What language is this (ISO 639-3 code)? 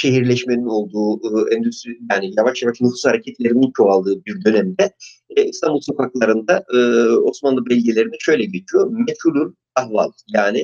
tur